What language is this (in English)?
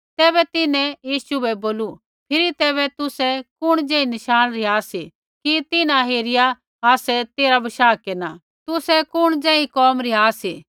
Kullu Pahari